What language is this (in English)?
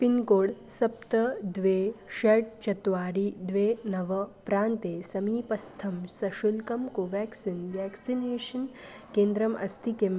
Sanskrit